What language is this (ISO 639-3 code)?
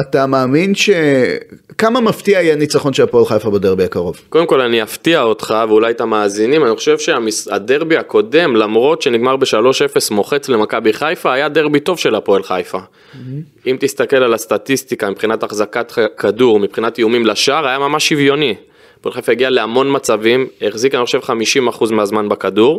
heb